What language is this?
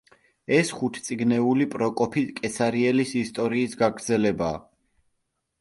Georgian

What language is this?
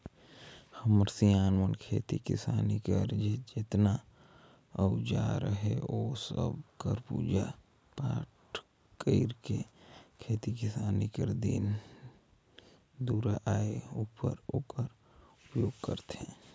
Chhattisgarhi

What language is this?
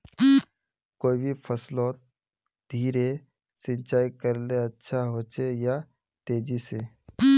Magahi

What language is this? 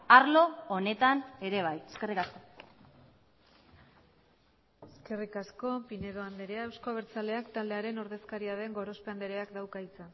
Basque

